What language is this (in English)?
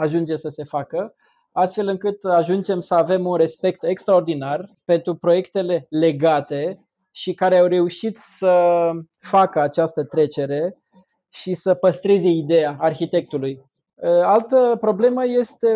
Romanian